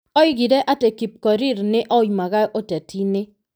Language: Kikuyu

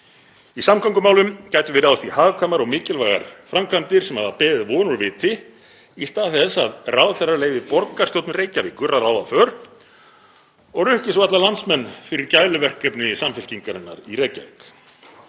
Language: Icelandic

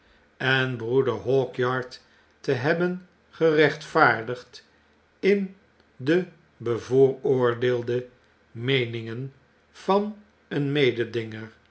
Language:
Dutch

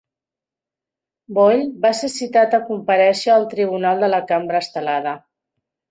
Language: Catalan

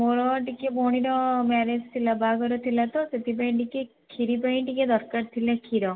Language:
Odia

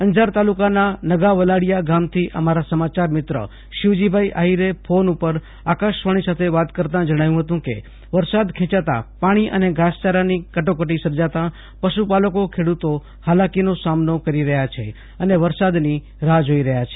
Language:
Gujarati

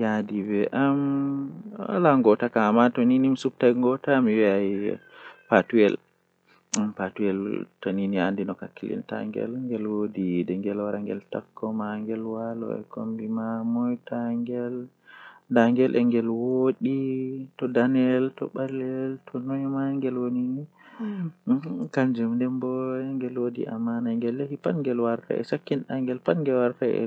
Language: Western Niger Fulfulde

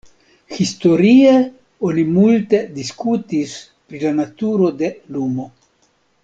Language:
Esperanto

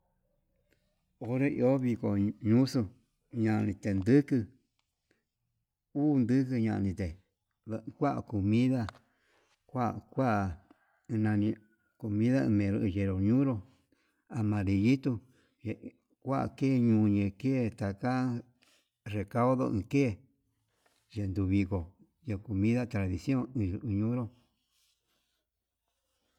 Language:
Yutanduchi Mixtec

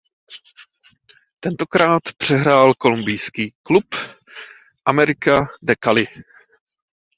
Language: Czech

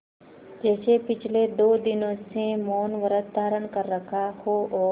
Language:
Hindi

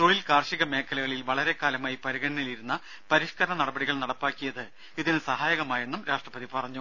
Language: Malayalam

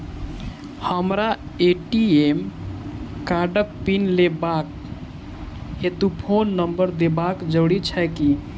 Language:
Maithili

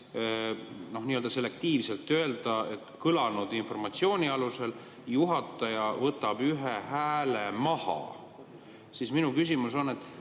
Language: Estonian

